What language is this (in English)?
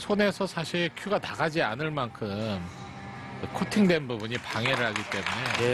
Korean